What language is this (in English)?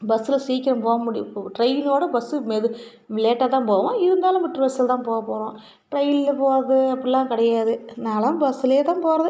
Tamil